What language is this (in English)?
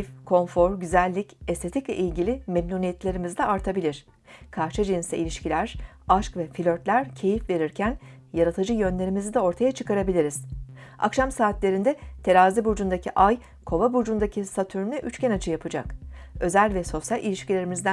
Turkish